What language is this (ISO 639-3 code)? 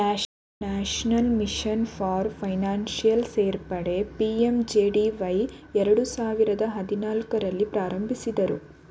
kan